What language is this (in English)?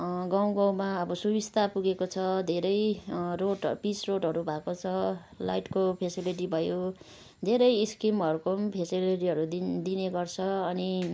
Nepali